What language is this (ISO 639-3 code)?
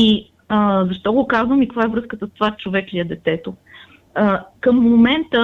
bul